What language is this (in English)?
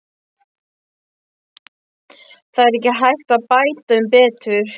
Icelandic